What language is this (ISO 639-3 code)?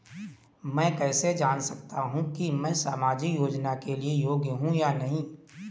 hin